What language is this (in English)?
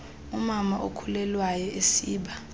Xhosa